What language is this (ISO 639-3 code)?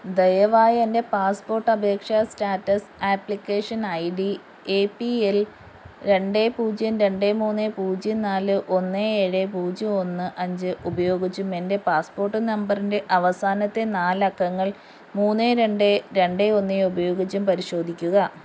mal